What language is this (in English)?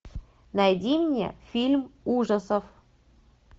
Russian